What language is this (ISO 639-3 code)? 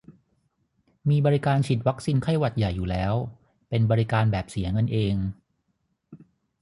tha